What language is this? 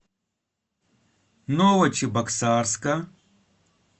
Russian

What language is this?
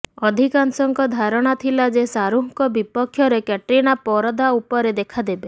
Odia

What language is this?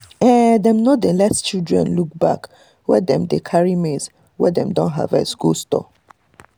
Nigerian Pidgin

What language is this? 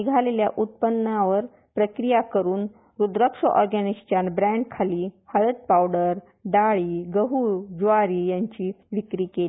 Marathi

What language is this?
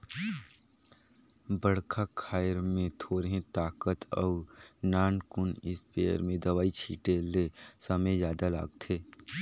Chhattisgarhi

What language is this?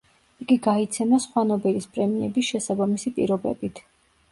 Georgian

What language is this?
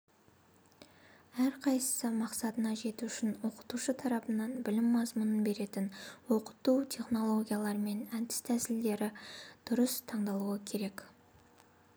Kazakh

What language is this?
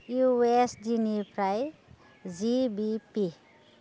Bodo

